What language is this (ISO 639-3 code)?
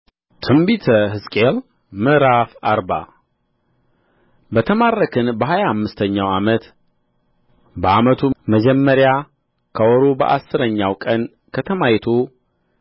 amh